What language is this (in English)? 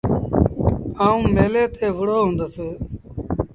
Sindhi Bhil